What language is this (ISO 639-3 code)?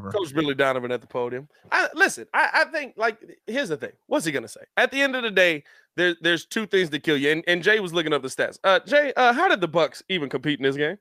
eng